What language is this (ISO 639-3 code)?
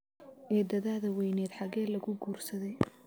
som